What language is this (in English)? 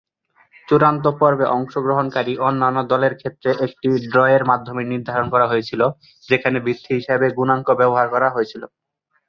Bangla